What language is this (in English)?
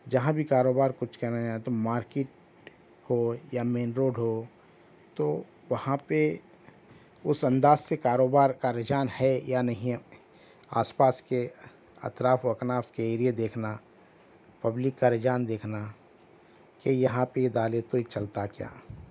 Urdu